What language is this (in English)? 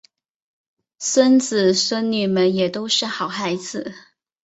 Chinese